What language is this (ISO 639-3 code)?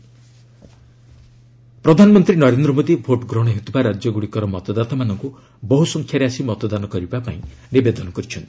ori